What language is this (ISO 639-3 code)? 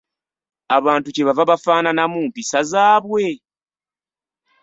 lug